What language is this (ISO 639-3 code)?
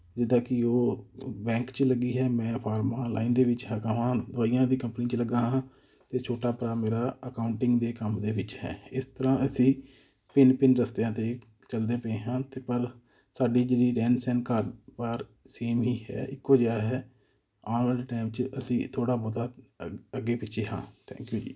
pan